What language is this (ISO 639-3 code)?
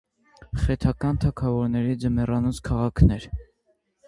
hye